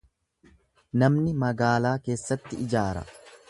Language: Oromo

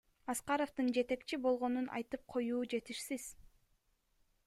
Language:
Kyrgyz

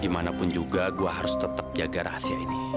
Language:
Indonesian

